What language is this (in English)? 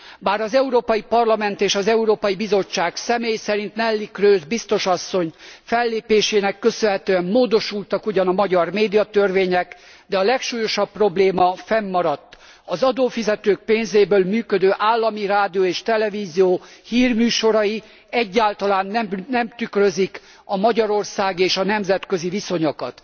Hungarian